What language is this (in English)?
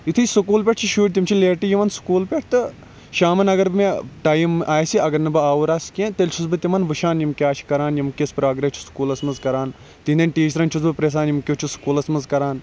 Kashmiri